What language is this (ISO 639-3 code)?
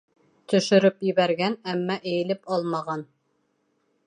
bak